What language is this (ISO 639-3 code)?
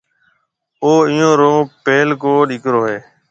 mve